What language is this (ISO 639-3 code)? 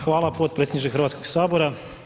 hrv